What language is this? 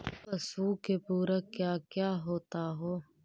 Magahi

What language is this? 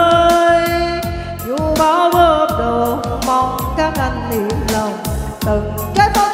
Vietnamese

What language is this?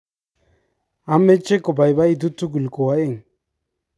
Kalenjin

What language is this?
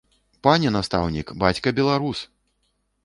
Belarusian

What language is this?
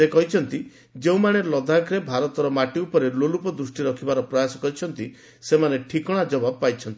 Odia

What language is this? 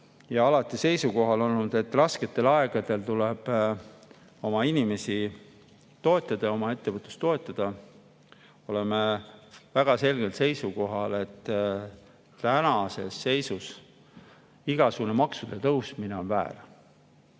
Estonian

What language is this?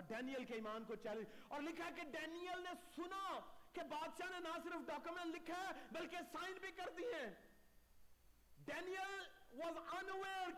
Urdu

